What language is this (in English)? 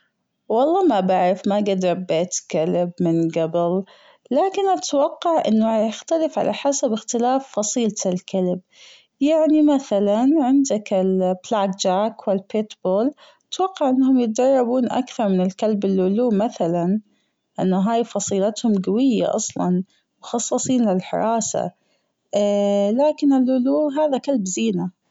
Gulf Arabic